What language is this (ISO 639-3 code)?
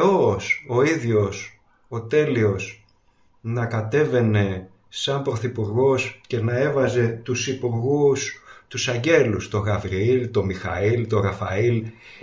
ell